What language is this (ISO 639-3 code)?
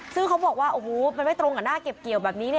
tha